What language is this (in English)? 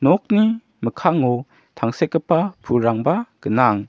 Garo